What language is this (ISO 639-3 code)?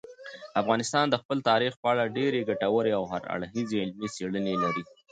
pus